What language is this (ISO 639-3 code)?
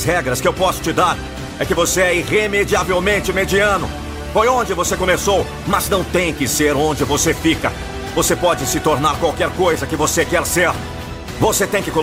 por